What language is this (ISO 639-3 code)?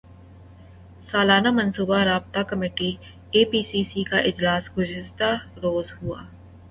urd